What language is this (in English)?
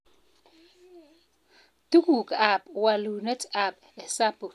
Kalenjin